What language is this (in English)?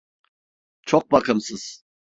Turkish